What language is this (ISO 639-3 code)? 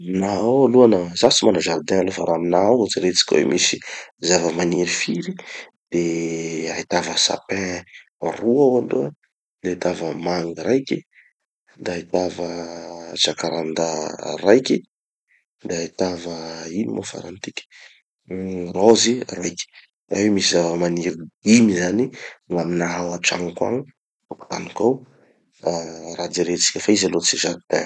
txy